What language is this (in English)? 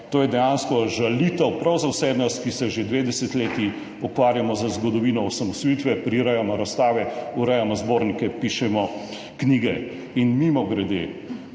Slovenian